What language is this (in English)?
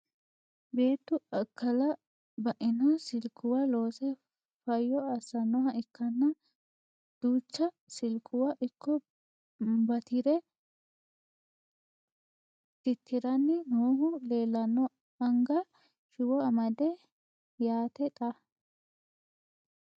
Sidamo